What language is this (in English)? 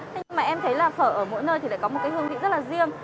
Vietnamese